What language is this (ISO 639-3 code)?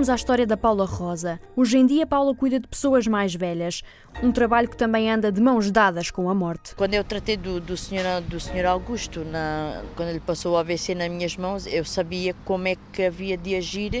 por